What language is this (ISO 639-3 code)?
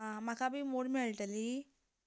kok